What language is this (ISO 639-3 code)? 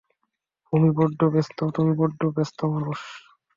ben